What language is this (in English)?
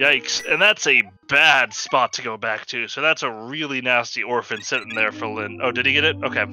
English